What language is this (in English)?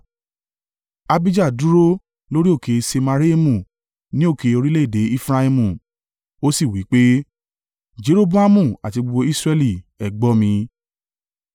Yoruba